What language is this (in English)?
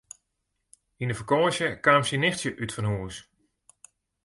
Western Frisian